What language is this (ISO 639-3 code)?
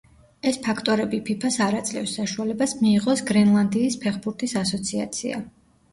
kat